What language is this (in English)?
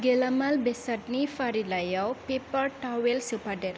Bodo